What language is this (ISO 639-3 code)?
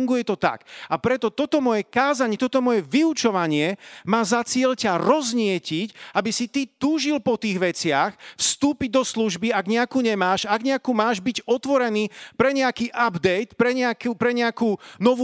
slk